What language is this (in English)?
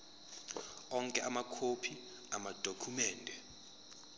Zulu